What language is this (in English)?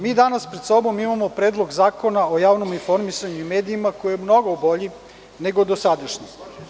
Serbian